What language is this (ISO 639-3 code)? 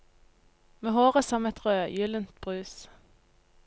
nor